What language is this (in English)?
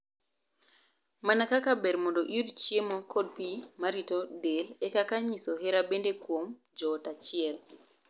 Luo (Kenya and Tanzania)